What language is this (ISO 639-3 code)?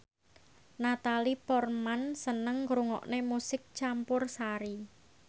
jav